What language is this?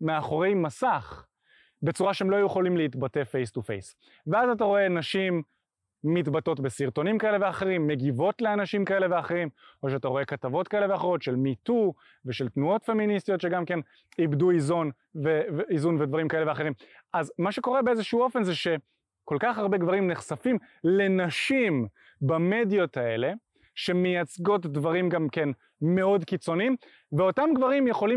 Hebrew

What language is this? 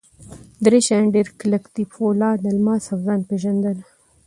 Pashto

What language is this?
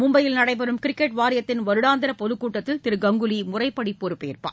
Tamil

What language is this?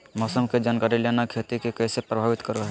Magahi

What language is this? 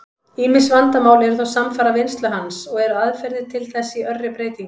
Icelandic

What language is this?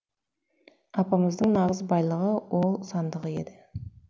Kazakh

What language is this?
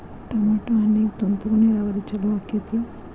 Kannada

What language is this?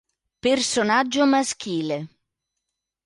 Italian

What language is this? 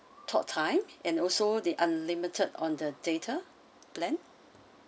English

